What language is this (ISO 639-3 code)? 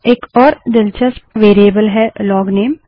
hin